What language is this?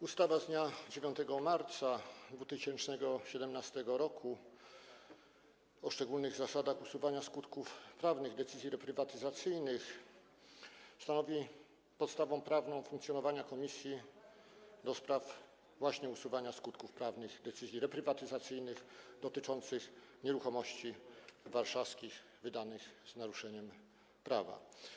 Polish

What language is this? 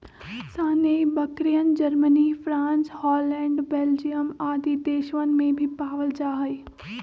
Magahi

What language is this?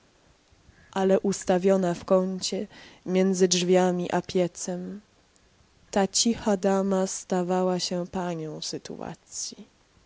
Polish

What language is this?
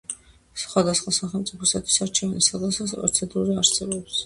Georgian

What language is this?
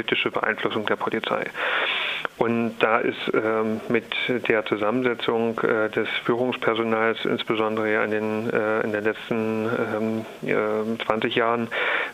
German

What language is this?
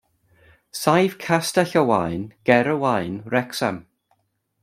Welsh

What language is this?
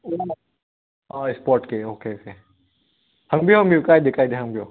Manipuri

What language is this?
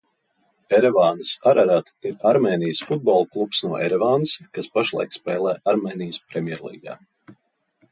Latvian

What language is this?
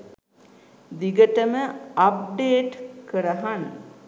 Sinhala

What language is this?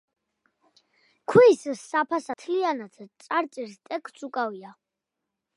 Georgian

